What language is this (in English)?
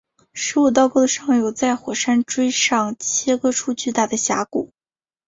Chinese